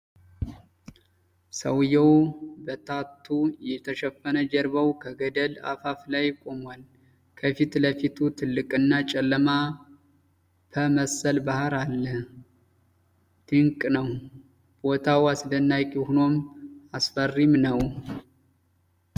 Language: Amharic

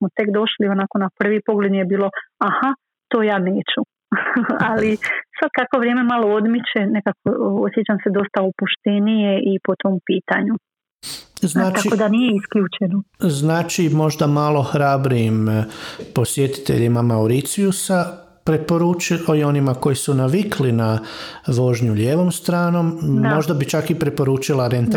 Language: Croatian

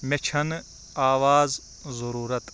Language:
Kashmiri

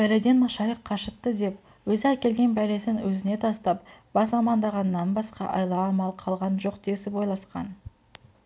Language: Kazakh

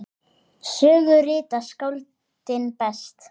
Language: Icelandic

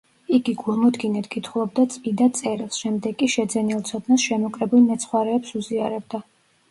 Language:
Georgian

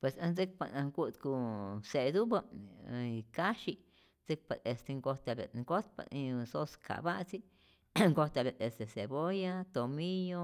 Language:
Rayón Zoque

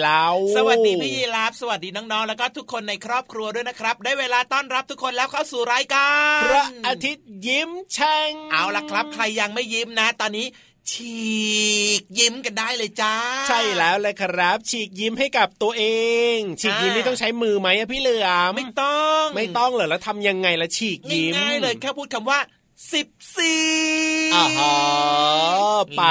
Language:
Thai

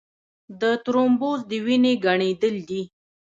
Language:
Pashto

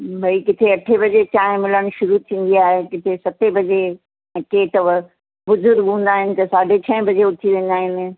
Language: Sindhi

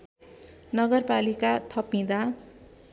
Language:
Nepali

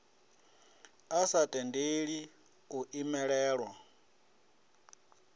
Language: Venda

